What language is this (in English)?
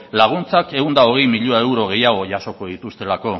Basque